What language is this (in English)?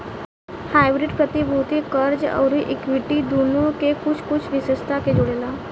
Bhojpuri